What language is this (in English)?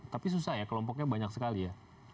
Indonesian